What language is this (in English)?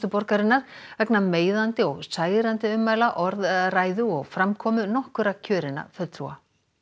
Icelandic